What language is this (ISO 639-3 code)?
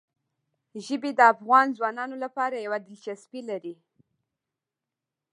pus